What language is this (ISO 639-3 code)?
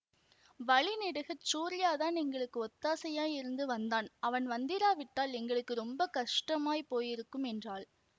tam